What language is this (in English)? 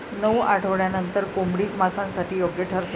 Marathi